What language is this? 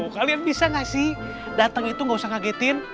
Indonesian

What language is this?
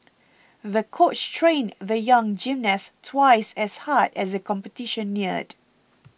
English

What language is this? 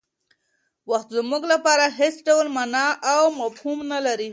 Pashto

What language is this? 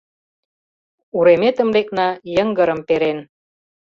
Mari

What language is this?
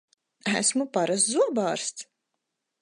Latvian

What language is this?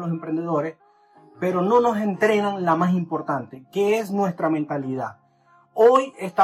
Spanish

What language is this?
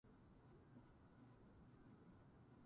Japanese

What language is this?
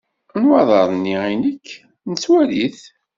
Kabyle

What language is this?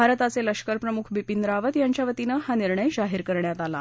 Marathi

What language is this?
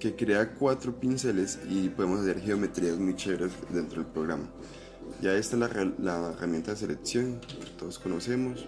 Spanish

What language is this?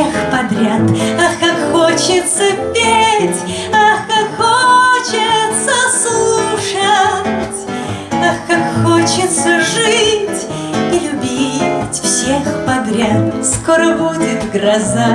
Russian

